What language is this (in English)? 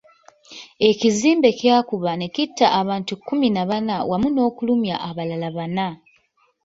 Ganda